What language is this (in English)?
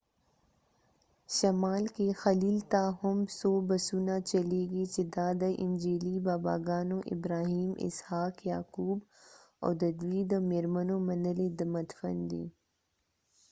Pashto